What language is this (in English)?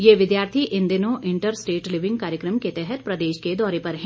Hindi